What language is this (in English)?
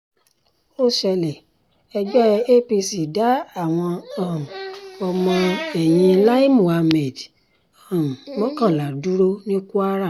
Yoruba